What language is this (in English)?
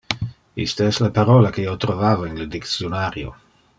Interlingua